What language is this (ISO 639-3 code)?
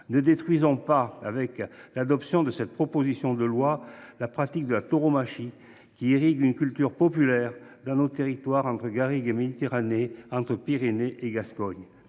fra